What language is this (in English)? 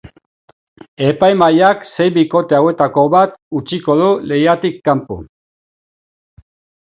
Basque